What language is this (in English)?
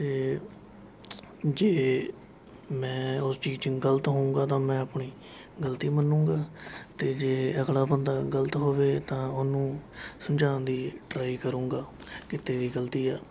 Punjabi